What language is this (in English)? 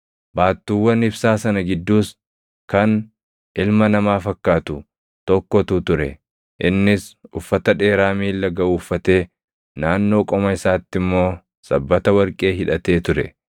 Oromo